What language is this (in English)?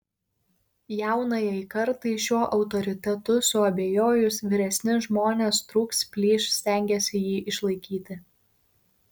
Lithuanian